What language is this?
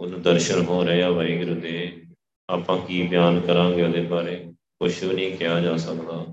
Punjabi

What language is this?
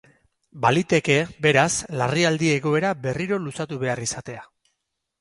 Basque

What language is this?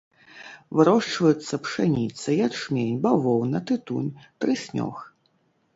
Belarusian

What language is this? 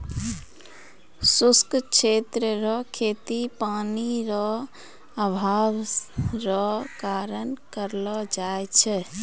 Maithili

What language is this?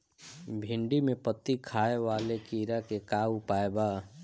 Bhojpuri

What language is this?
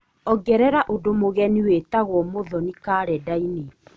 Kikuyu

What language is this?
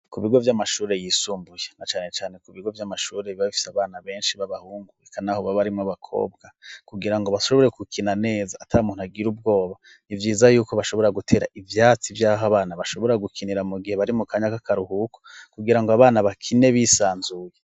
Rundi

